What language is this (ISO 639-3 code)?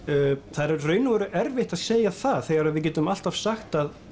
isl